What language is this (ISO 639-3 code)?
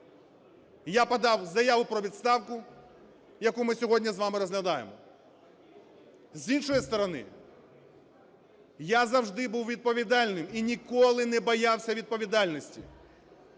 ukr